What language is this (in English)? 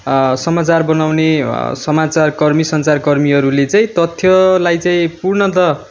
Nepali